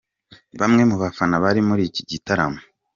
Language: Kinyarwanda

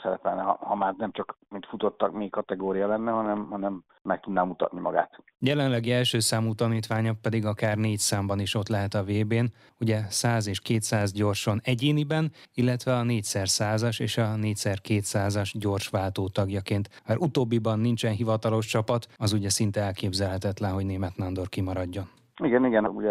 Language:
Hungarian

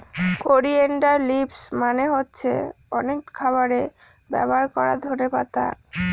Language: Bangla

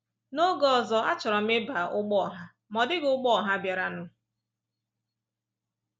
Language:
Igbo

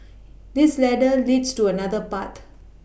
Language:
English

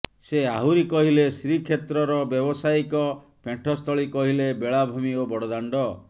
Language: Odia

